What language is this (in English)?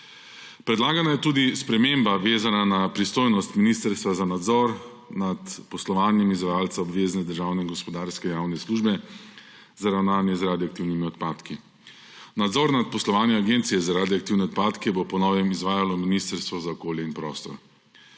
Slovenian